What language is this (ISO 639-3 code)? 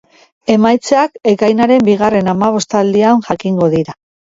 eus